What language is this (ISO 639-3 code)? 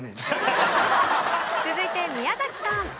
jpn